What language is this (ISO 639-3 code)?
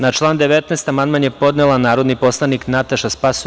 srp